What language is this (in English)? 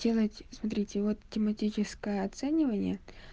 Russian